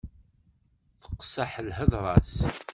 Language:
Kabyle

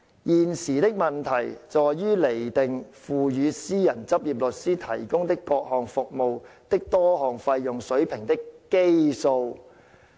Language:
Cantonese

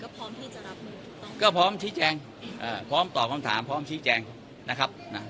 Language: Thai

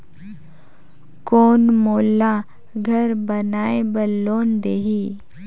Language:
Chhattisgarhi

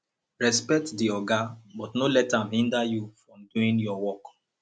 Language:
Nigerian Pidgin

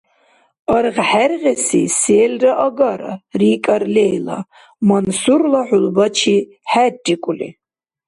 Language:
Dargwa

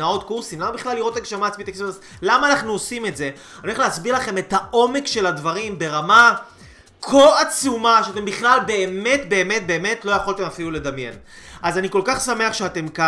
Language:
Hebrew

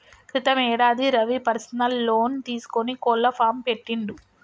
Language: Telugu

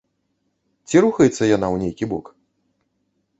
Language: Belarusian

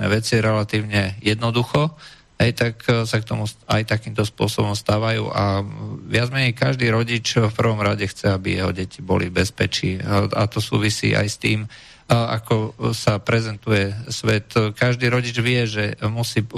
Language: Czech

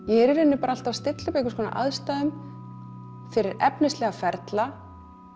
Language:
Icelandic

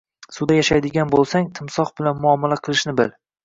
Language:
Uzbek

